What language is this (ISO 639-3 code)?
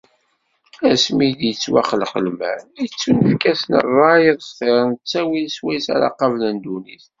kab